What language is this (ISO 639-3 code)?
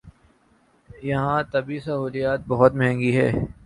urd